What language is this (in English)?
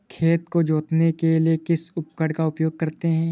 Hindi